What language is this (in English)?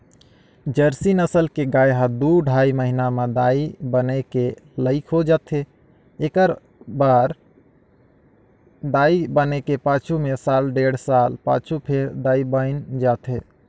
Chhattisgarhi